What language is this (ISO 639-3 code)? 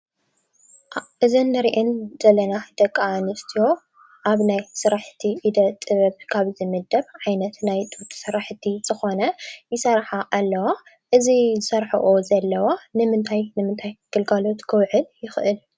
tir